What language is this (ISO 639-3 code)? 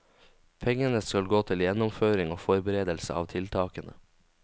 nor